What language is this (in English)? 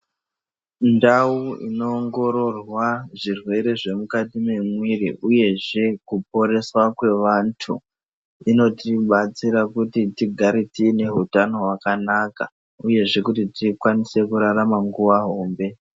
Ndau